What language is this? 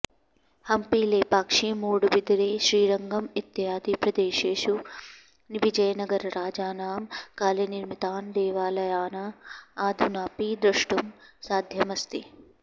Sanskrit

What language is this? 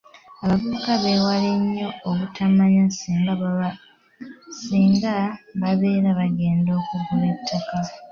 Ganda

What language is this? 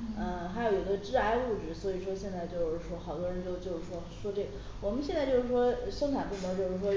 Chinese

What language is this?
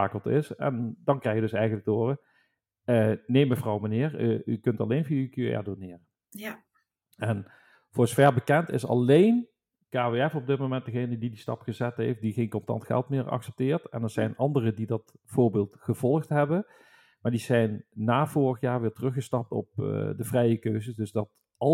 Dutch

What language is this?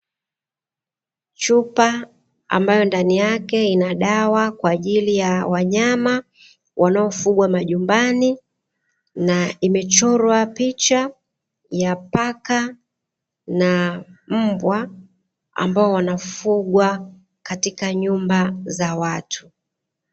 Swahili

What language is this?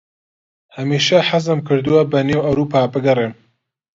Central Kurdish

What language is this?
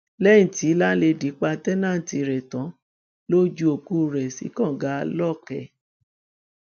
Yoruba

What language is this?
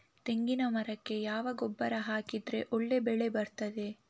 Kannada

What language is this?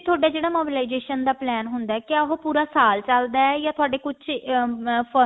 Punjabi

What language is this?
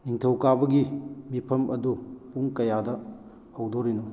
Manipuri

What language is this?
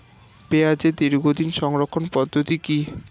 Bangla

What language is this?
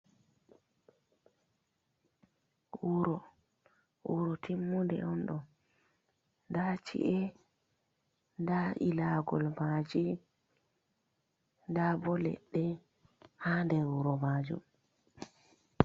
Fula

